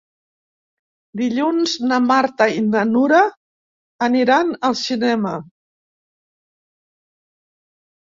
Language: Catalan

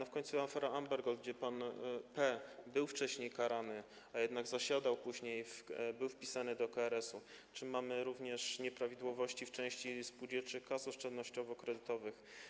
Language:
Polish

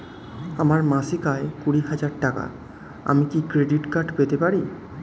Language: Bangla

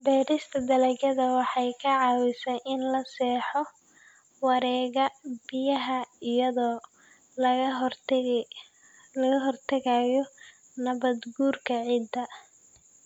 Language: Somali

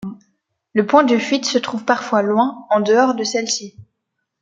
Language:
French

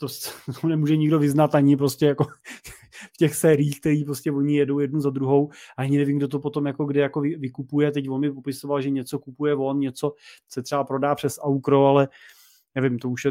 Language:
Czech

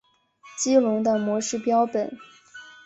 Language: Chinese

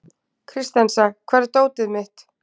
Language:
Icelandic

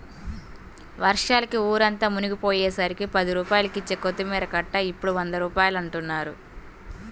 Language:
Telugu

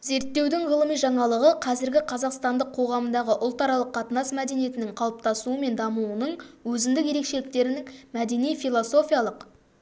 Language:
Kazakh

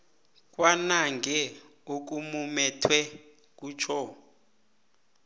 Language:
South Ndebele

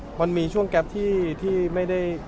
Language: Thai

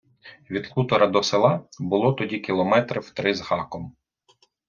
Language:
Ukrainian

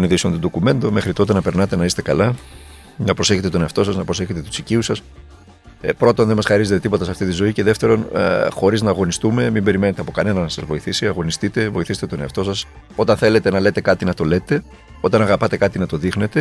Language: Greek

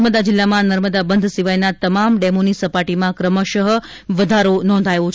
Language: Gujarati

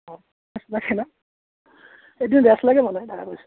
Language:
Assamese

